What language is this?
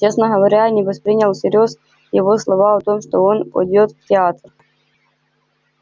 Russian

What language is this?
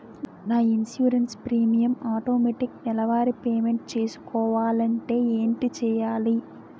Telugu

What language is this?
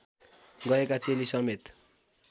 Nepali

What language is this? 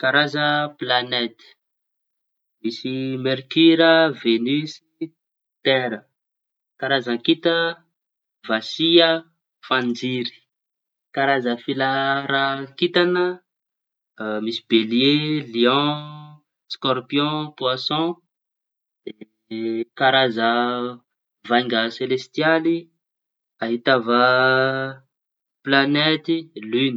Tanosy Malagasy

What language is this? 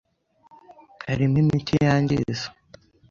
Kinyarwanda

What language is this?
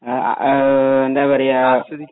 Malayalam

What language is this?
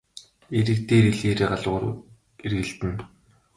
Mongolian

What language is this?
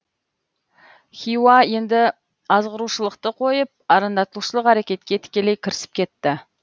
Kazakh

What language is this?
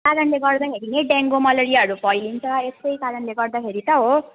Nepali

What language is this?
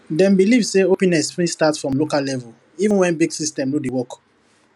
Nigerian Pidgin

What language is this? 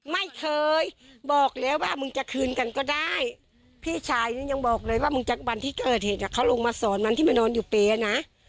Thai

